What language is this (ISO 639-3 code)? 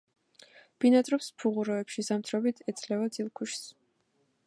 kat